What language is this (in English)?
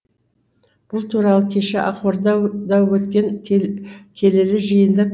Kazakh